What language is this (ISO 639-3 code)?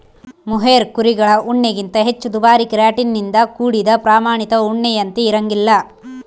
kan